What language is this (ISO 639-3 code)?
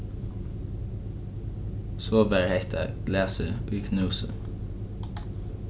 fao